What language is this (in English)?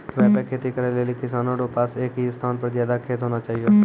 Maithili